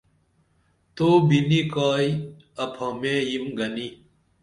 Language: Dameli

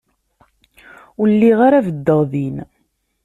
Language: Kabyle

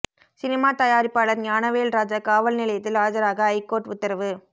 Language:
Tamil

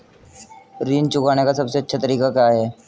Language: Hindi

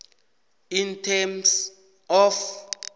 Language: South Ndebele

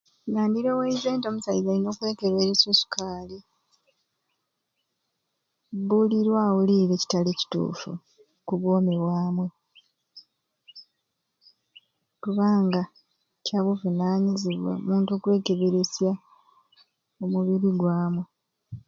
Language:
Ruuli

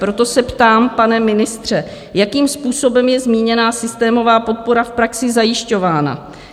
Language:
Czech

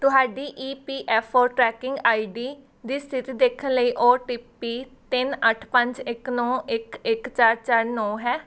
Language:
Punjabi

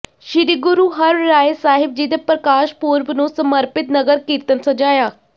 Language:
Punjabi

